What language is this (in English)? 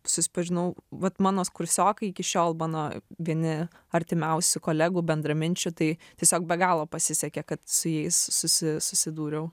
Lithuanian